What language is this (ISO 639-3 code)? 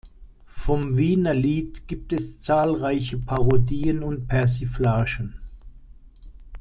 deu